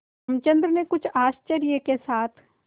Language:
Hindi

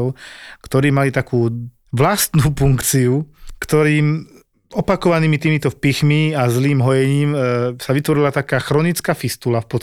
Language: Slovak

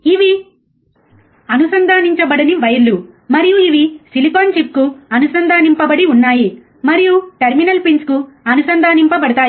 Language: Telugu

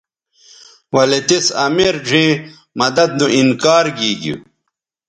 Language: Bateri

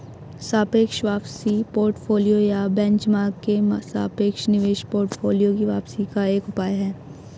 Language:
Hindi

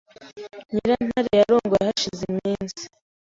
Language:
Kinyarwanda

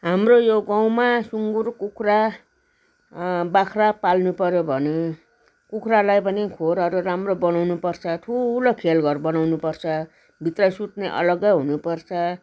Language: Nepali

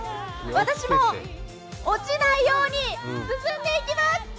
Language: Japanese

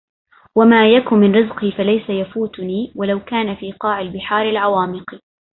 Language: Arabic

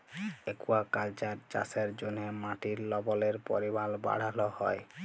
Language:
Bangla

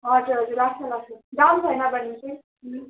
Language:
Nepali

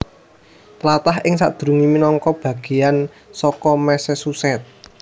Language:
Javanese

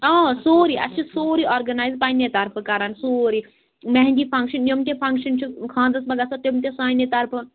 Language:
Kashmiri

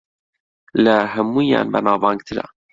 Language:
Central Kurdish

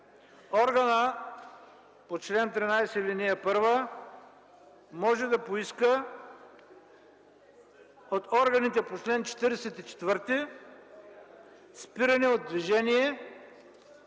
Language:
Bulgarian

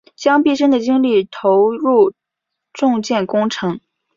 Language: Chinese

